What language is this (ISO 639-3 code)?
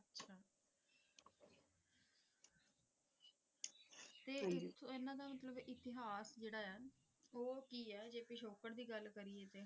pan